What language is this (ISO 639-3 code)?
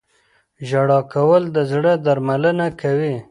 pus